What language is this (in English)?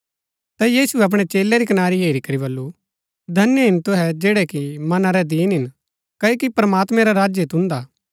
Gaddi